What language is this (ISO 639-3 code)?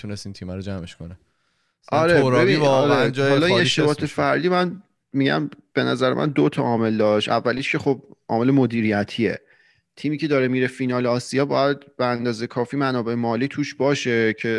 fas